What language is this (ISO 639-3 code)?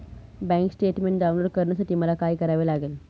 mar